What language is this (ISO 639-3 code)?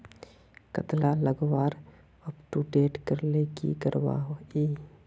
mag